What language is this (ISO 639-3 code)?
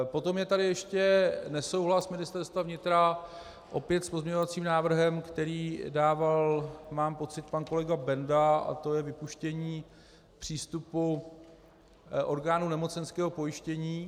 ces